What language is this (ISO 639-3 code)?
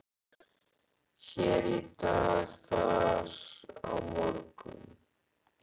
isl